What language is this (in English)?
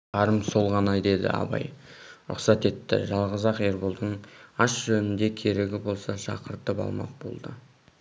Kazakh